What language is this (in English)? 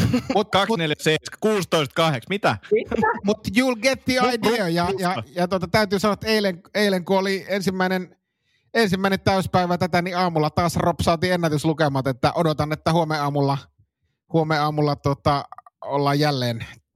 Finnish